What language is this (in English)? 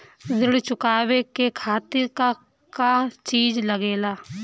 Bhojpuri